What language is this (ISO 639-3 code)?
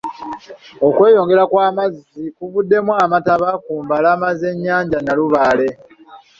lug